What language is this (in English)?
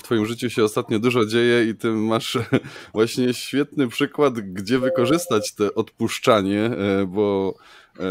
Polish